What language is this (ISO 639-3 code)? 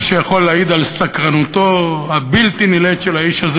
heb